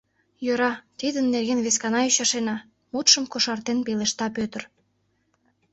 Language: Mari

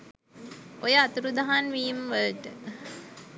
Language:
Sinhala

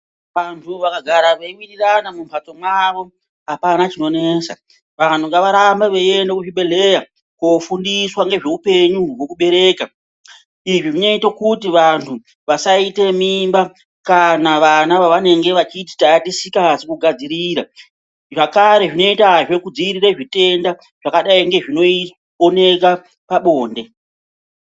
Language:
Ndau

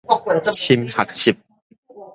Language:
Min Nan Chinese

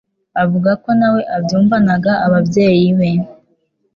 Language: Kinyarwanda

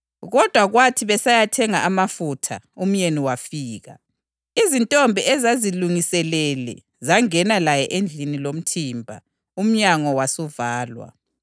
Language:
North Ndebele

